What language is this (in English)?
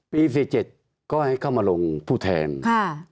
Thai